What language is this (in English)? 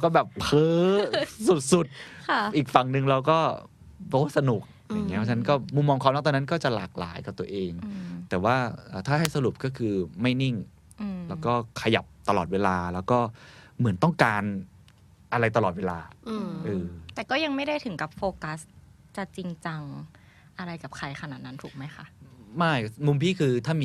Thai